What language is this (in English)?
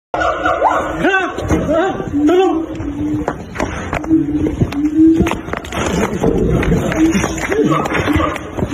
Arabic